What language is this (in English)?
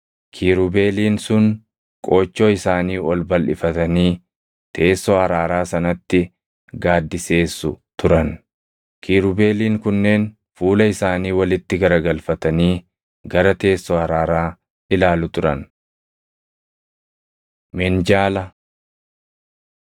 Oromo